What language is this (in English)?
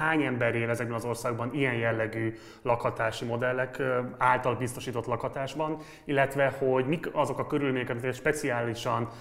Hungarian